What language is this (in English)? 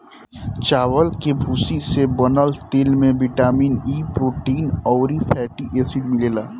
Bhojpuri